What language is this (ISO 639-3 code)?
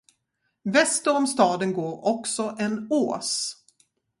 swe